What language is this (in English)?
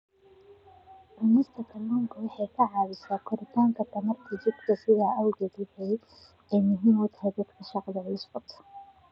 Somali